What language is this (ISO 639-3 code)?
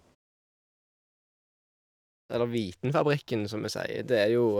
nor